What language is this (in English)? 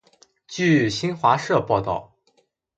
Chinese